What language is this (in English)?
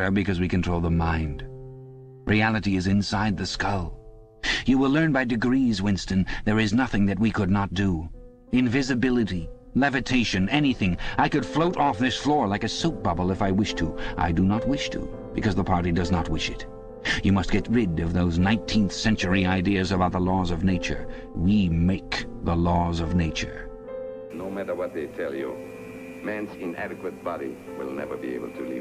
English